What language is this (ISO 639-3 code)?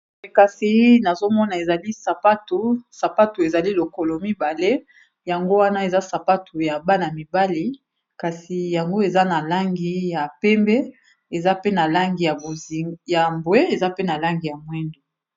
lin